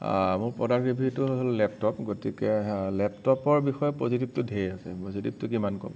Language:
Assamese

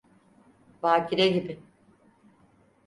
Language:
Turkish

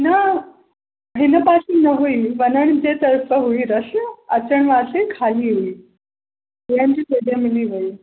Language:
Sindhi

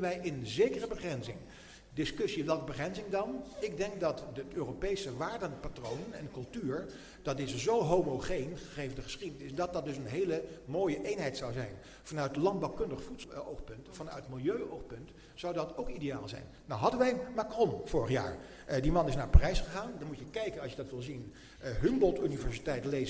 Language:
Dutch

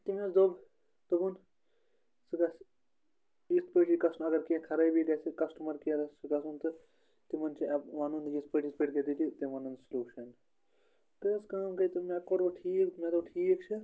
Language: Kashmiri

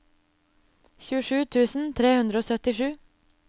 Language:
Norwegian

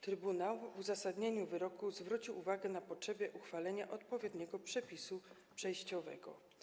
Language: Polish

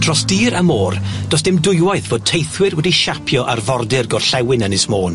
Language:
Welsh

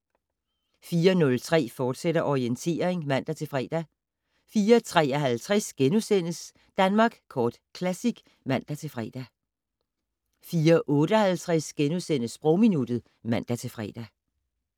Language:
Danish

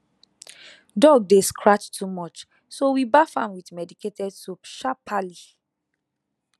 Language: Nigerian Pidgin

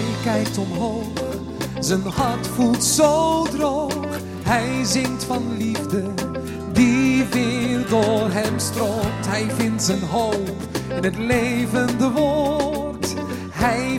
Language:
Dutch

